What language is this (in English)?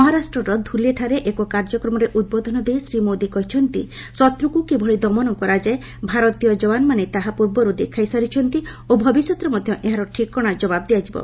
Odia